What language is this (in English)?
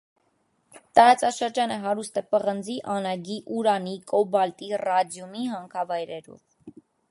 Armenian